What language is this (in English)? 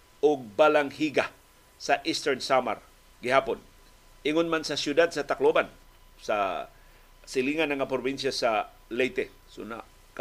Filipino